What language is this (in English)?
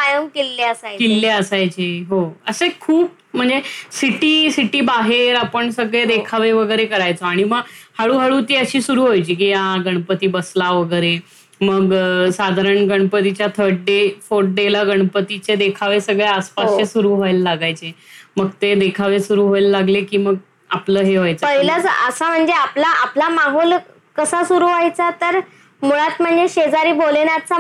Marathi